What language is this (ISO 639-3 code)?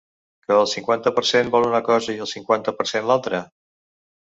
cat